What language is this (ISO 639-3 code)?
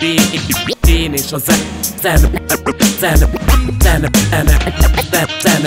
hun